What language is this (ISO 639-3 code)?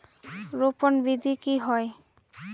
mag